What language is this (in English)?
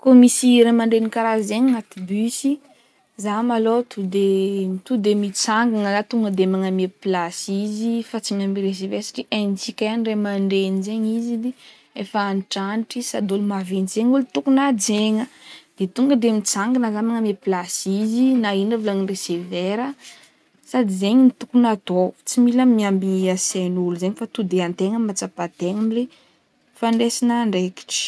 Northern Betsimisaraka Malagasy